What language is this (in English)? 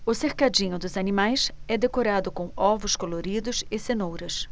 Portuguese